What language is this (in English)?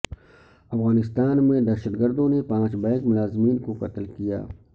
Urdu